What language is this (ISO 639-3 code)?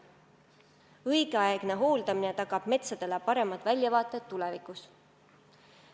est